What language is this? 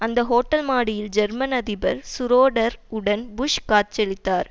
Tamil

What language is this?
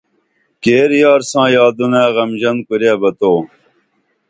Dameli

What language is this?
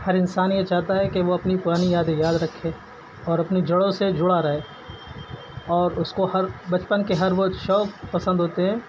Urdu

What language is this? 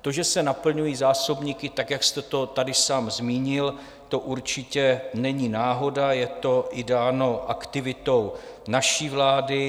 Czech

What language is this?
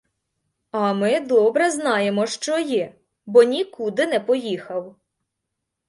Ukrainian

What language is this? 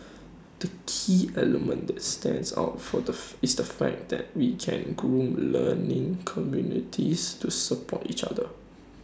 English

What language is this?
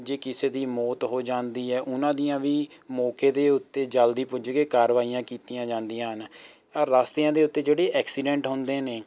Punjabi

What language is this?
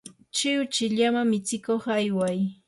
Yanahuanca Pasco Quechua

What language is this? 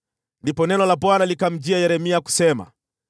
Swahili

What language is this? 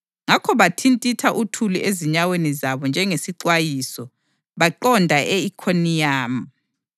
North Ndebele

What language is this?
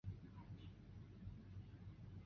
Chinese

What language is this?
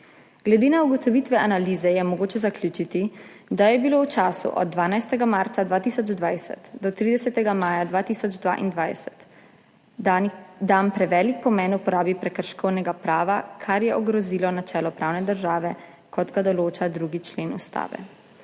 Slovenian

